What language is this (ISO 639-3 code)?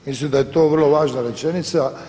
hrv